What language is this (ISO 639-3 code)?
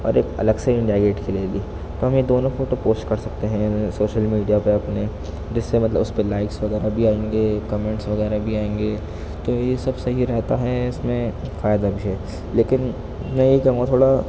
urd